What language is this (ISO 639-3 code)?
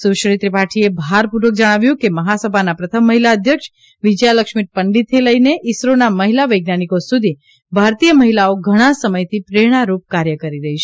guj